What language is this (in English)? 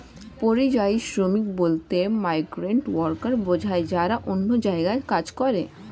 Bangla